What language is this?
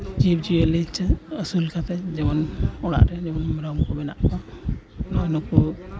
Santali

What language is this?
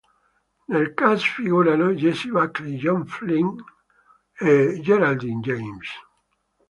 Italian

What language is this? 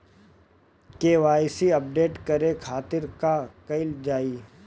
Bhojpuri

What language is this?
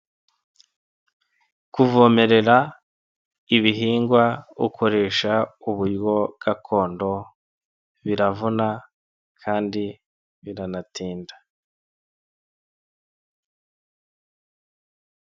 Kinyarwanda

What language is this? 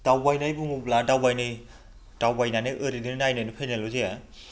Bodo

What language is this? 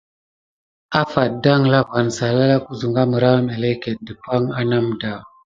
Gidar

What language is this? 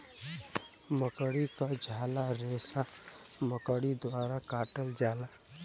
Bhojpuri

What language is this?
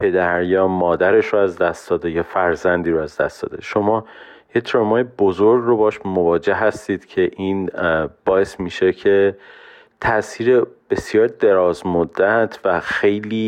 Persian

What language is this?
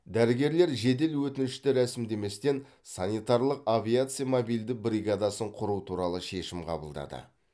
Kazakh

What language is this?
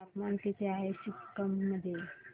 Marathi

